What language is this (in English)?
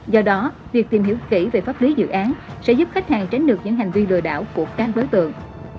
Vietnamese